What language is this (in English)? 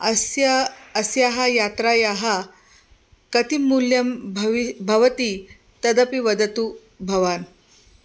Sanskrit